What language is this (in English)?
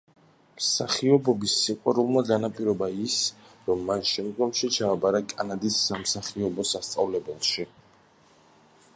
Georgian